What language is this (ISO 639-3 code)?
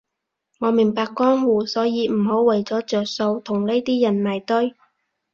yue